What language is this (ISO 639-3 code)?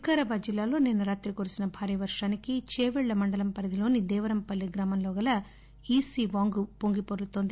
tel